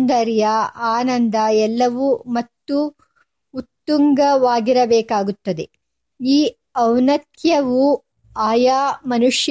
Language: Kannada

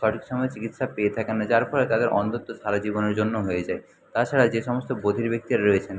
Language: Bangla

